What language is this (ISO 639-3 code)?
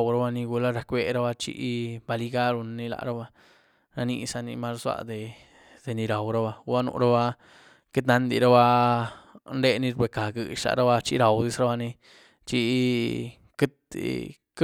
ztu